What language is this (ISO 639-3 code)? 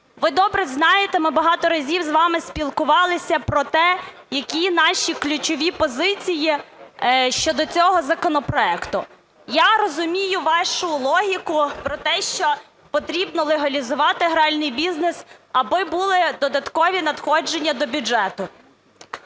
ukr